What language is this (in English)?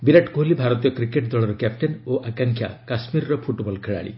Odia